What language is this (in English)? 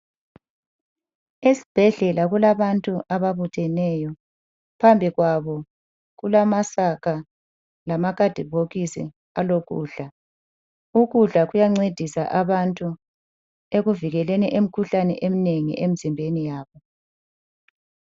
North Ndebele